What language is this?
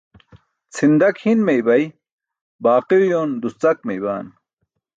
Burushaski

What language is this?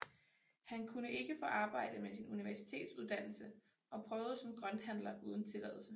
Danish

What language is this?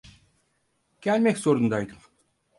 Turkish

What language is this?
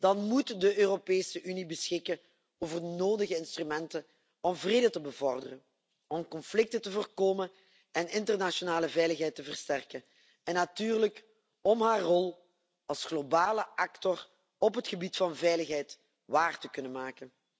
Dutch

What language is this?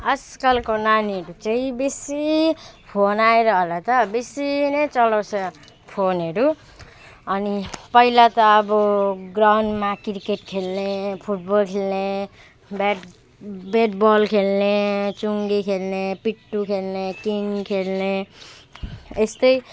Nepali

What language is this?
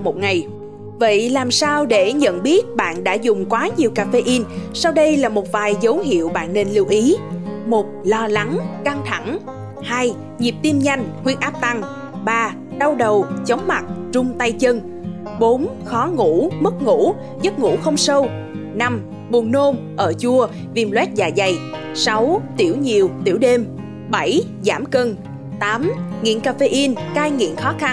Vietnamese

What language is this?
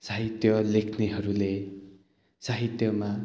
Nepali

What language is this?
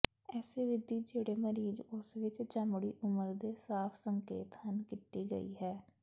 Punjabi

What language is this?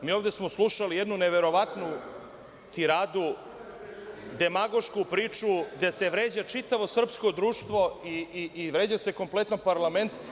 Serbian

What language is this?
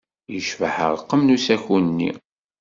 Kabyle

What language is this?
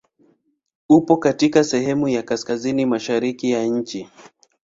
Swahili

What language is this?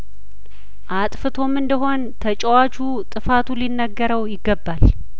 Amharic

